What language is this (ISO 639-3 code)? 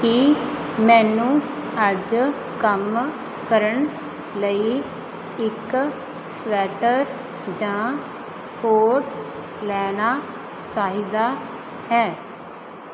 pan